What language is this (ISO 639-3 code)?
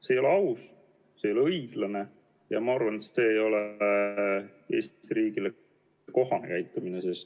est